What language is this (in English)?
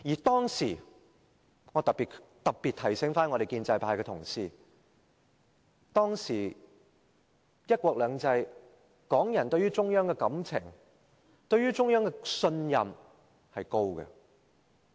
Cantonese